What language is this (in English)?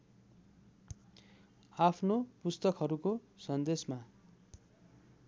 Nepali